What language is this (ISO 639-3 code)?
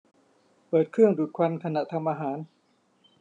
tha